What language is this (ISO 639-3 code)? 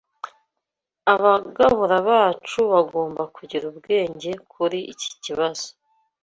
kin